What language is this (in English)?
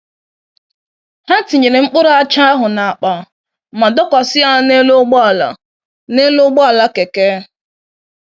Igbo